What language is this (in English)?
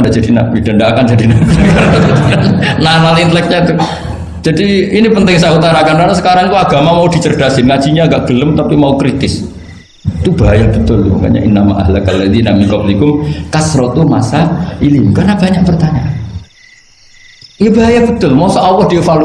Indonesian